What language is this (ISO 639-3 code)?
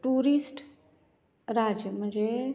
kok